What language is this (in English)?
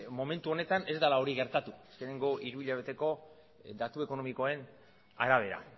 Basque